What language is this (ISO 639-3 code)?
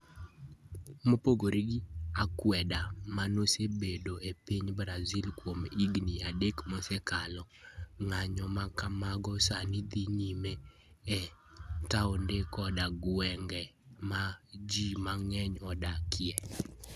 luo